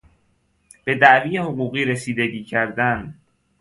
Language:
Persian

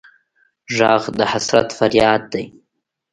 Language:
Pashto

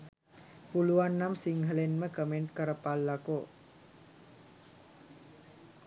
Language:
Sinhala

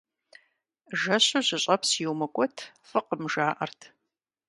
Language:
Kabardian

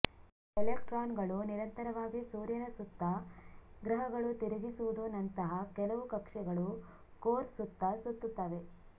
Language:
Kannada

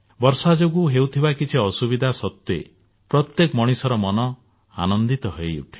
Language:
Odia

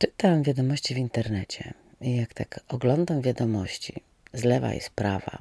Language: Polish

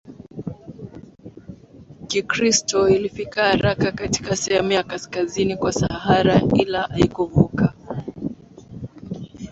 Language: Swahili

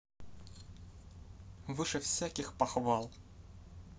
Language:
Russian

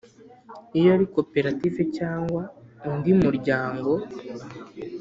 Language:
Kinyarwanda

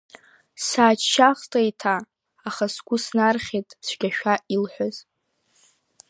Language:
Abkhazian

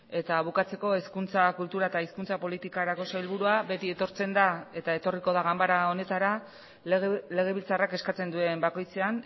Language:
Basque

